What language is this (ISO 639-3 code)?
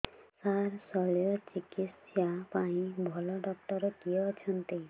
ori